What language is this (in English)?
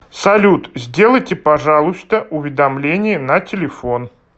Russian